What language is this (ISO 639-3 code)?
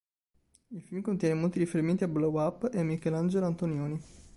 ita